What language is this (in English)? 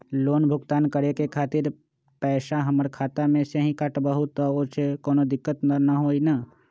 Magahi